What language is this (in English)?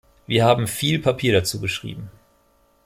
German